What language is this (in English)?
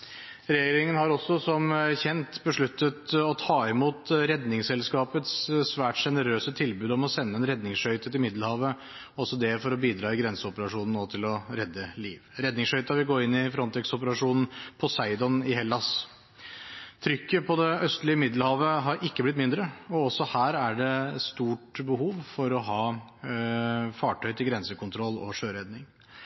Norwegian Bokmål